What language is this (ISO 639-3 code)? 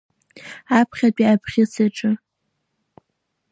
abk